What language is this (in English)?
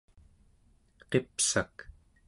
Central Yupik